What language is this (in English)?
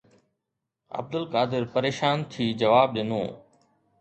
Sindhi